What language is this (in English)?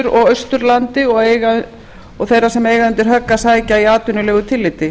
Icelandic